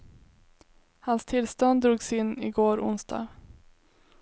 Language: Swedish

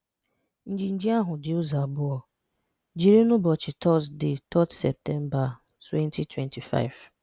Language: Igbo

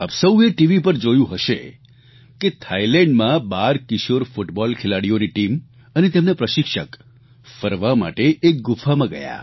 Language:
Gujarati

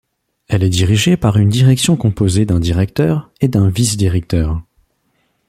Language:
French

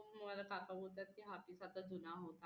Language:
Marathi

